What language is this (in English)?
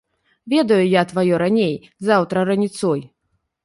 Belarusian